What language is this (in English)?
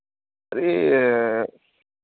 Hindi